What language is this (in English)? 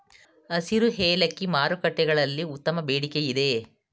Kannada